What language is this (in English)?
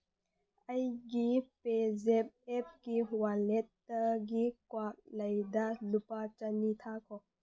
Manipuri